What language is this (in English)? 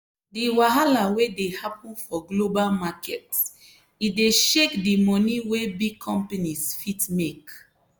Nigerian Pidgin